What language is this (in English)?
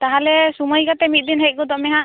Santali